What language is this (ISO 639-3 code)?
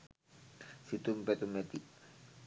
sin